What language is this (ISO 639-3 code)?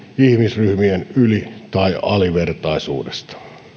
fin